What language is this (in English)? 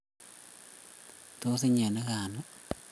Kalenjin